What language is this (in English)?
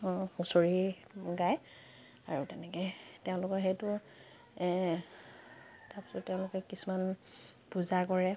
Assamese